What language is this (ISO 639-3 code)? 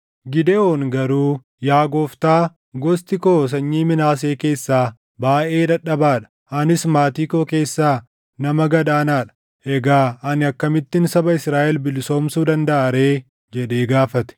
orm